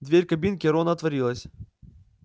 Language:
Russian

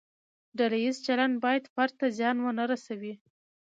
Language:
Pashto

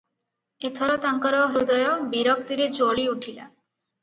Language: Odia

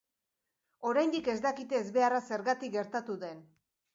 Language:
Basque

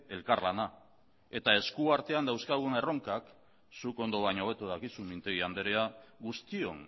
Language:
Basque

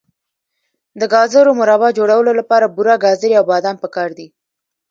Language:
Pashto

